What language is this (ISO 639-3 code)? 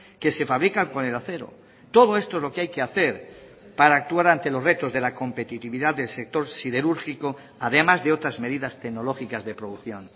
spa